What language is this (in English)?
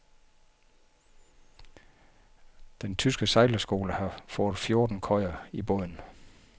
Danish